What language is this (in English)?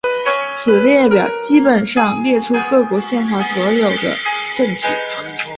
Chinese